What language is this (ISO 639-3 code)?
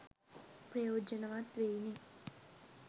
sin